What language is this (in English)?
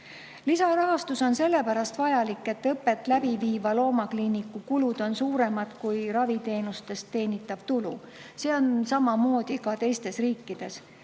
Estonian